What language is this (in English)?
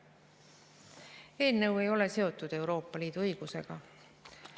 Estonian